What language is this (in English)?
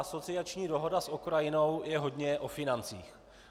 Czech